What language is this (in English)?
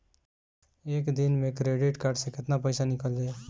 Bhojpuri